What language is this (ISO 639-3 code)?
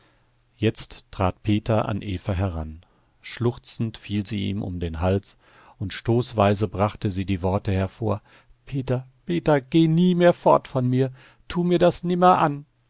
deu